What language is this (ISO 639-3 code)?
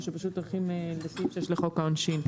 heb